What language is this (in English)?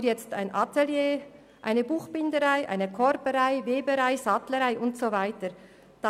Swiss German